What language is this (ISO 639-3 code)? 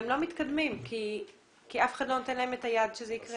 heb